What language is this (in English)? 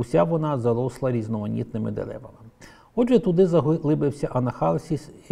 Ukrainian